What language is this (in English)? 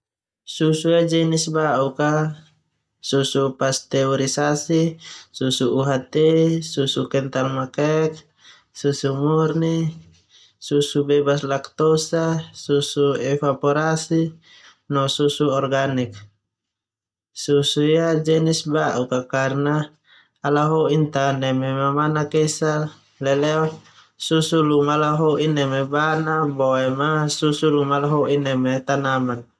Termanu